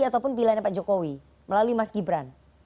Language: Indonesian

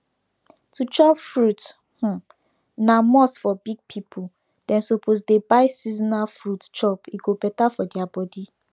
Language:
Nigerian Pidgin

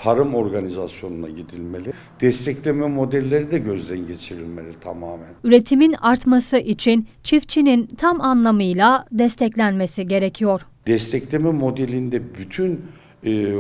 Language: Turkish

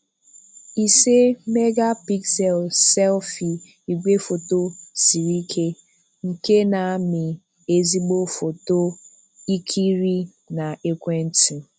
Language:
Igbo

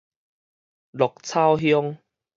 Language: Min Nan Chinese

